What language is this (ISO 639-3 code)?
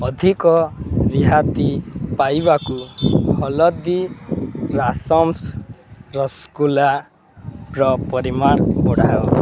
ori